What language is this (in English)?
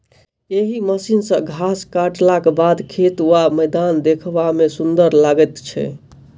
Maithili